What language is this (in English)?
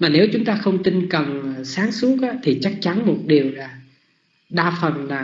Vietnamese